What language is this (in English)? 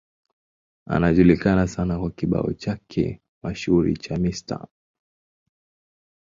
Swahili